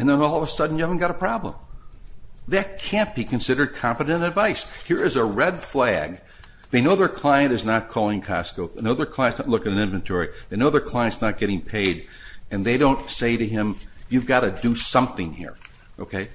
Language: English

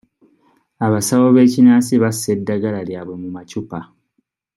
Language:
Ganda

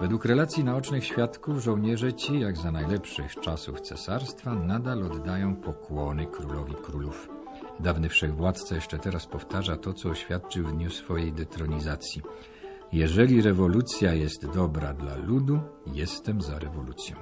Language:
Polish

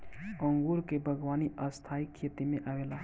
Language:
Bhojpuri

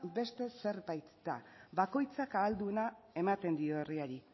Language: Basque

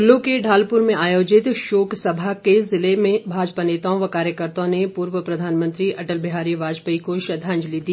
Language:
Hindi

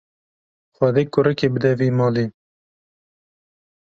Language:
Kurdish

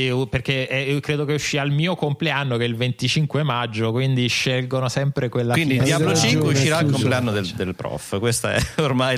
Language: Italian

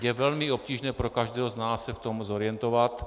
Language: Czech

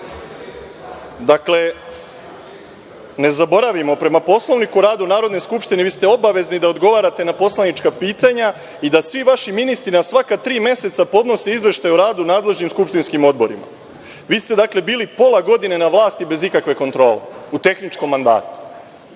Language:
Serbian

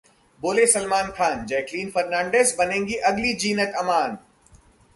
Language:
Hindi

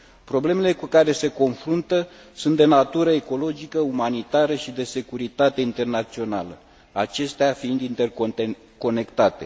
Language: Romanian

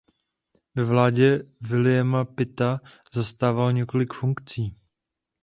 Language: Czech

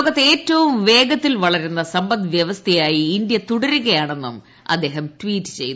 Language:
Malayalam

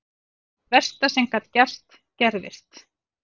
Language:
Icelandic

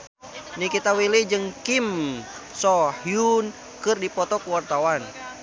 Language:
Sundanese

